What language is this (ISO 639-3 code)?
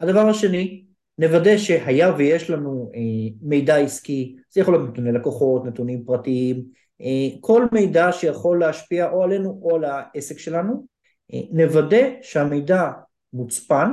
heb